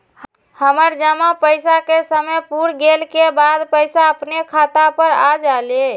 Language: Magahi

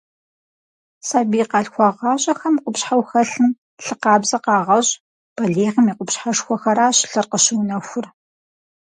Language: Kabardian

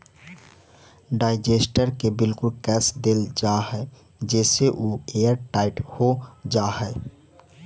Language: Magahi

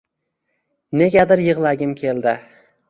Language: Uzbek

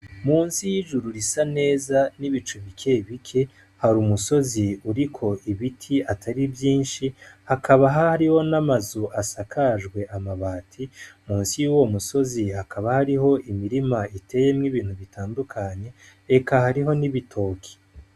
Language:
Rundi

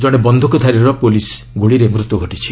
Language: Odia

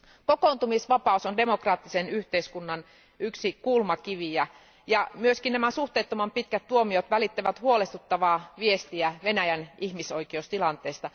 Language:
Finnish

